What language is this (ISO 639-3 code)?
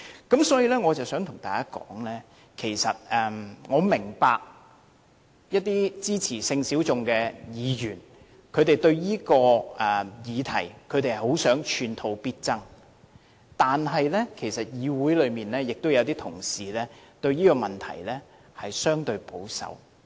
yue